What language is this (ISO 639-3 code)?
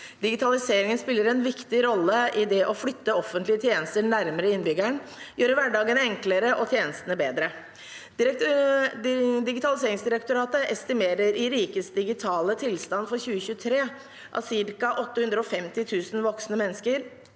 nor